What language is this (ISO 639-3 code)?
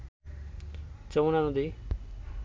ben